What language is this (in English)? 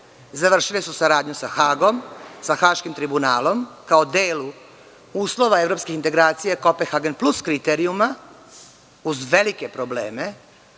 Serbian